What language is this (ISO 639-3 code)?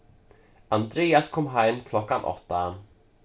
fao